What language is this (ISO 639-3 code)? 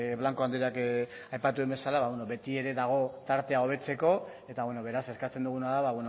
eus